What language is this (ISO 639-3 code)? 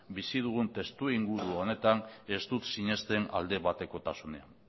eus